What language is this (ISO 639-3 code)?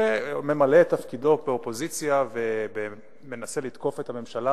heb